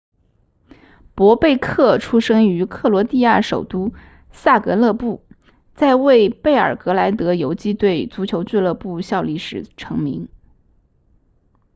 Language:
Chinese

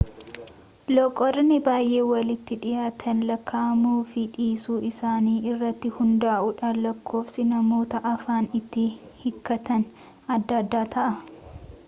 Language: Oromo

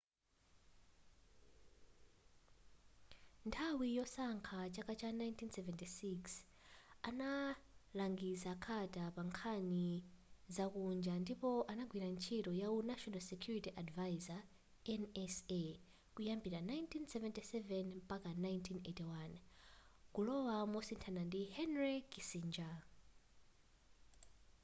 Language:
Nyanja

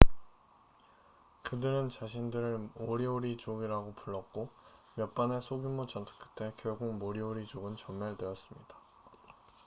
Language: Korean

